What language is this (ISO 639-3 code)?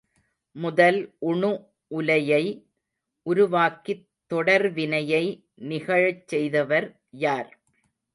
tam